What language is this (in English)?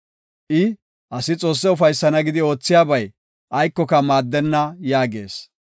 Gofa